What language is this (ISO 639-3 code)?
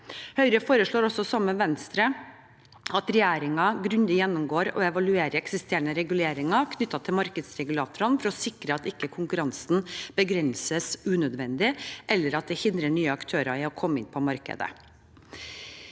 nor